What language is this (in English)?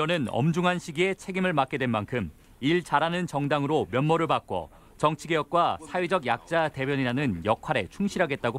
Korean